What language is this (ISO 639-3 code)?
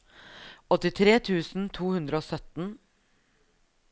nor